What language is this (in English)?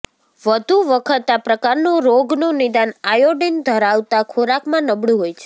Gujarati